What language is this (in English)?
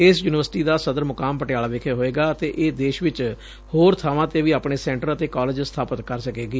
Punjabi